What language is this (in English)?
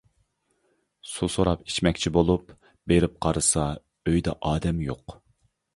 Uyghur